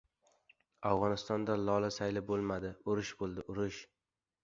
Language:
Uzbek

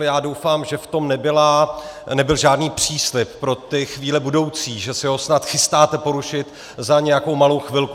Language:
Czech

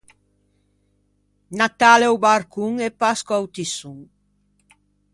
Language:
Ligurian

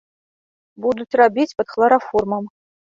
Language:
Belarusian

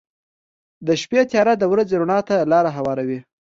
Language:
Pashto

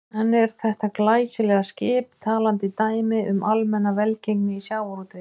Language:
Icelandic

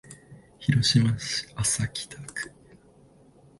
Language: Japanese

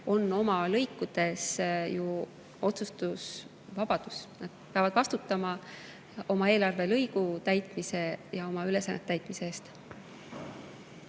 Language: Estonian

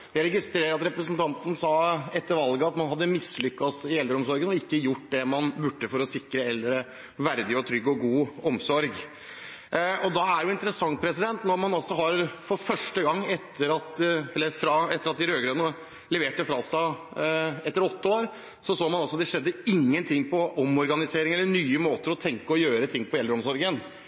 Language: Norwegian Bokmål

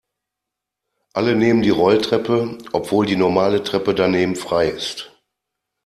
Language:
German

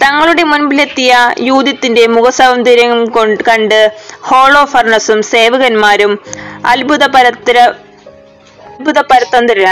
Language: Malayalam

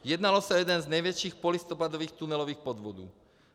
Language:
Czech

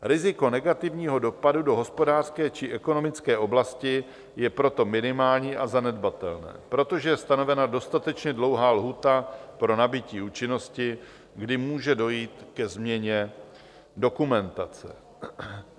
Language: Czech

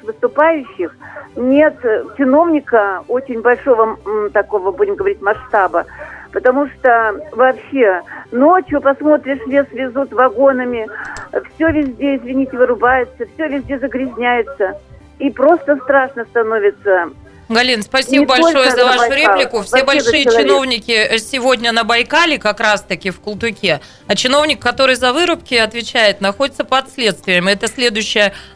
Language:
Russian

